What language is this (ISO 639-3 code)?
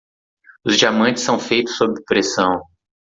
por